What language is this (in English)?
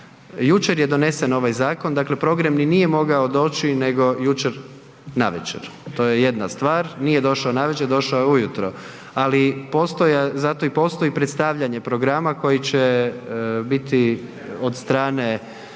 Croatian